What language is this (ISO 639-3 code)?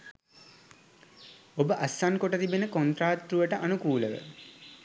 sin